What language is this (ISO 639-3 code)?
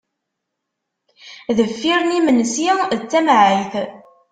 kab